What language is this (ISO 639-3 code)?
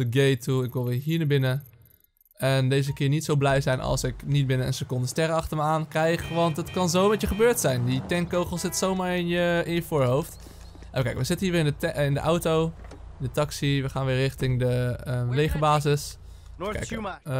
nld